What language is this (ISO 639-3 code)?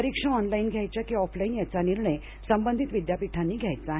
mar